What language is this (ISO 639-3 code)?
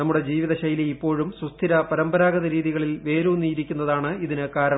mal